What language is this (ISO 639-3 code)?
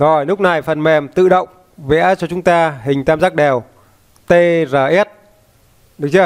vie